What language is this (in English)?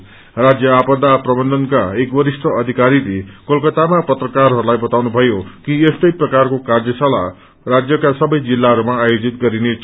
Nepali